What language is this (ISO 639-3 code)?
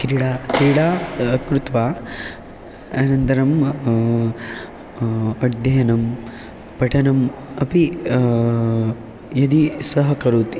san